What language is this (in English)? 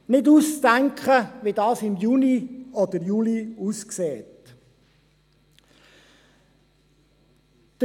Swiss German